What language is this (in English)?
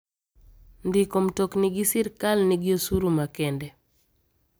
Luo (Kenya and Tanzania)